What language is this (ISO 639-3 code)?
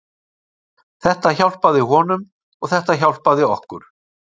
isl